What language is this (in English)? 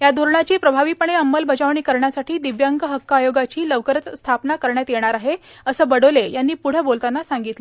Marathi